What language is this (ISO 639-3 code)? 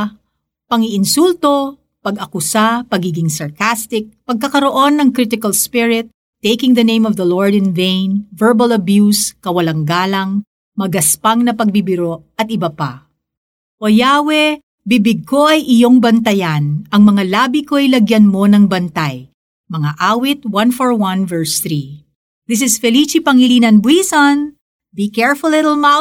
fil